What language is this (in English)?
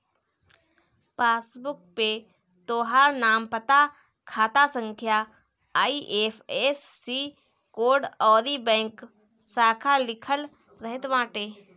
Bhojpuri